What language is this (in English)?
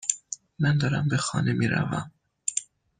Persian